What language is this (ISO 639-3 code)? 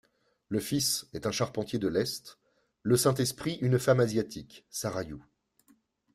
fra